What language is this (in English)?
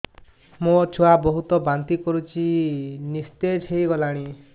Odia